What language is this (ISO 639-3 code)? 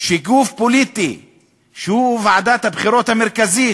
heb